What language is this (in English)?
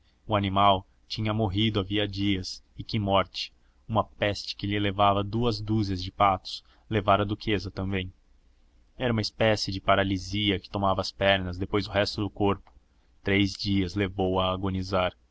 Portuguese